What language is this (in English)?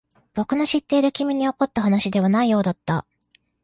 Japanese